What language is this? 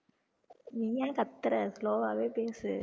Tamil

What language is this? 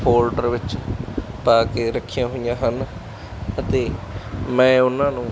Punjabi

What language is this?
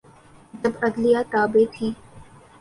Urdu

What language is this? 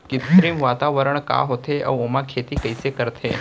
Chhattisgarhi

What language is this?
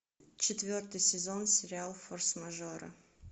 Russian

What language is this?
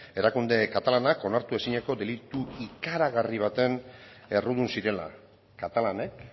Basque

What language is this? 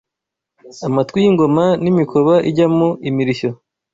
Kinyarwanda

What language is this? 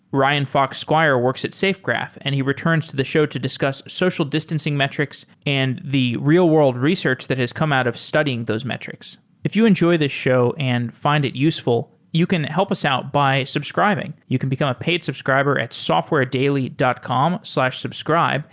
English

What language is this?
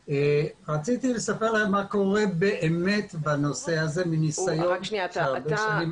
Hebrew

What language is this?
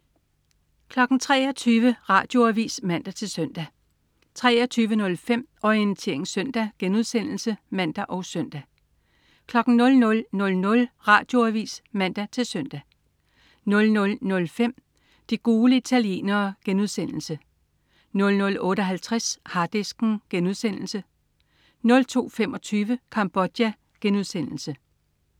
Danish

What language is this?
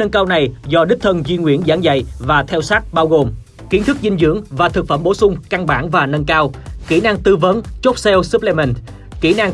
Vietnamese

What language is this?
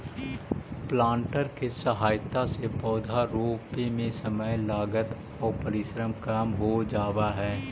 Magahi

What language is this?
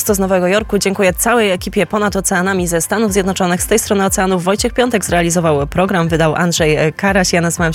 Polish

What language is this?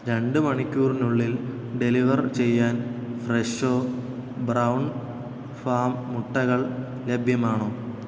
Malayalam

